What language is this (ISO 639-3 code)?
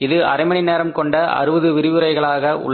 tam